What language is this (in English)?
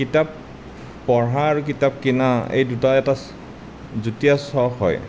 Assamese